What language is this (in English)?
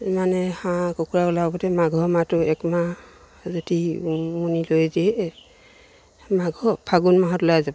Assamese